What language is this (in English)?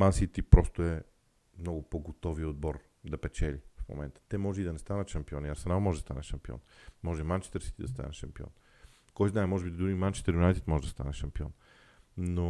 Bulgarian